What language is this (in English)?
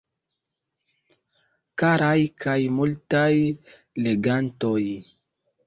Esperanto